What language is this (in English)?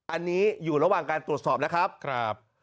Thai